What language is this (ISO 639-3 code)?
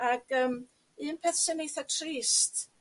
cym